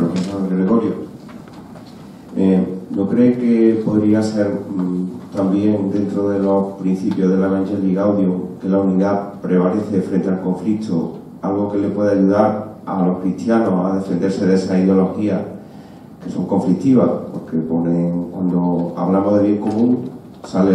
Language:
Spanish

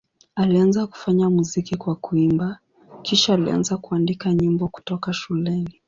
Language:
Swahili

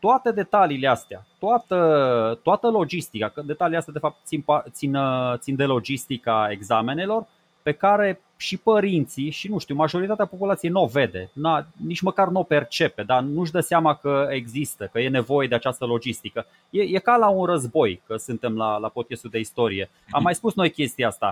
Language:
Romanian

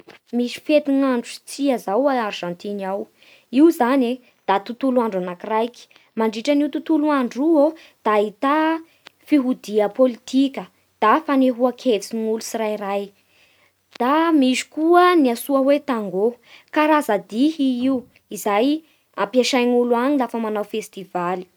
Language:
Bara Malagasy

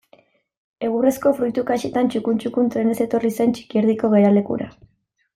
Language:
Basque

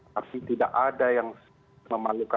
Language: Indonesian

